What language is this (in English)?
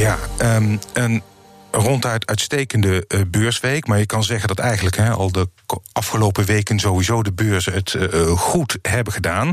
Dutch